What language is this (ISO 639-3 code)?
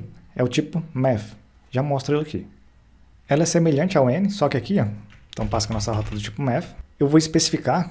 por